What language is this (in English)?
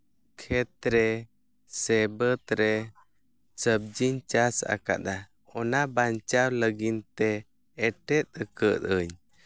Santali